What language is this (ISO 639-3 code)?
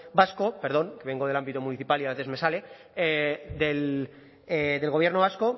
spa